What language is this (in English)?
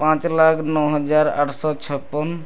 Odia